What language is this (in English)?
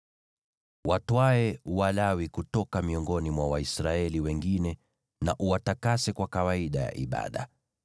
Swahili